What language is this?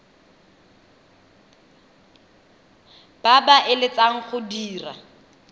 Tswana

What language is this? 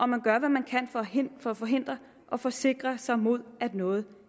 Danish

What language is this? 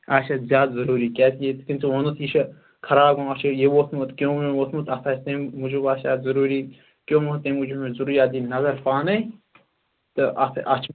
Kashmiri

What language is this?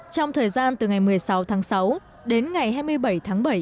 Vietnamese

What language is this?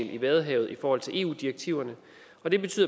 Danish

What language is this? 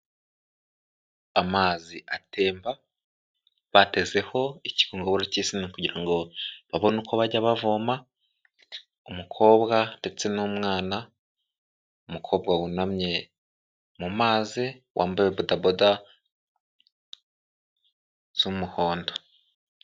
Kinyarwanda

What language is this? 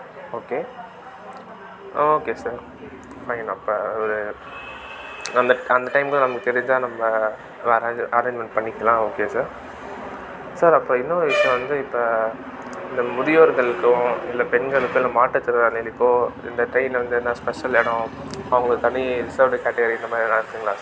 Tamil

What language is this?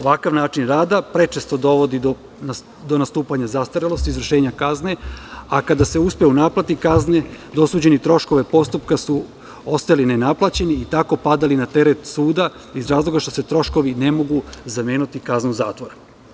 Serbian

